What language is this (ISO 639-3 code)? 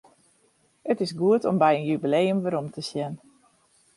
fry